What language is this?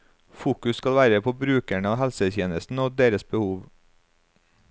Norwegian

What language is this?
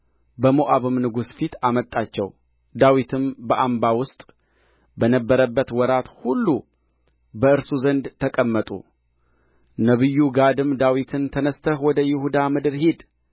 Amharic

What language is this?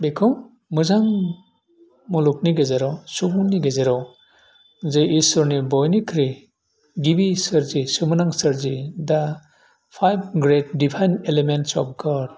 Bodo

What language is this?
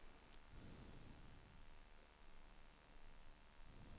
Swedish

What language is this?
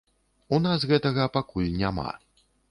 Belarusian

